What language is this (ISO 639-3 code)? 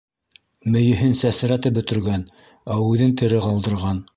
bak